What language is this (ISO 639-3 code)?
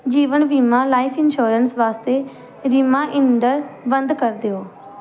pan